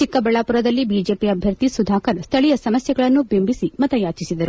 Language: Kannada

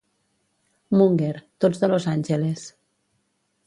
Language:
Catalan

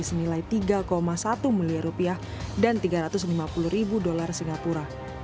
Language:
Indonesian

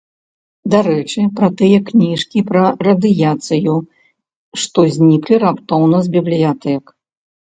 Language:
Belarusian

